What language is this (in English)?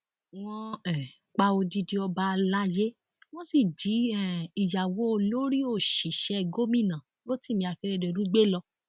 Yoruba